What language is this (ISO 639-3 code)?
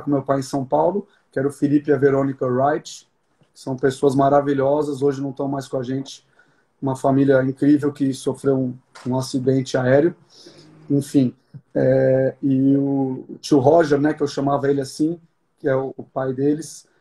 por